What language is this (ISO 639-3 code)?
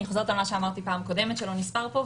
heb